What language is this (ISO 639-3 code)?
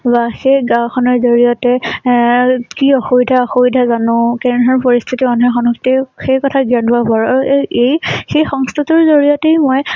asm